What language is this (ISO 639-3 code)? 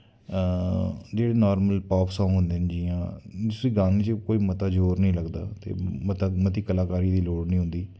doi